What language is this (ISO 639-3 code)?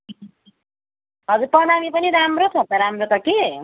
nep